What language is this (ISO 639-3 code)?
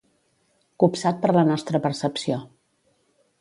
cat